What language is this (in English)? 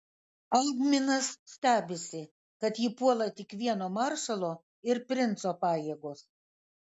Lithuanian